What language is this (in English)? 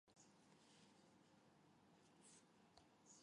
Chinese